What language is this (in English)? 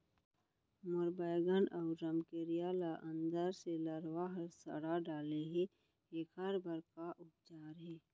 Chhattisgarhi